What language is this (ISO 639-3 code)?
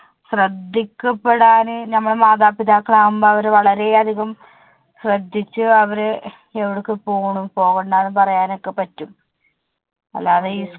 mal